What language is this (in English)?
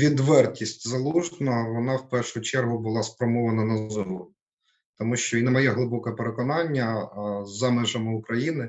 Ukrainian